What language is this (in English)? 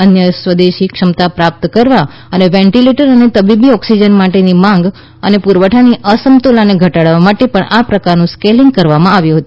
Gujarati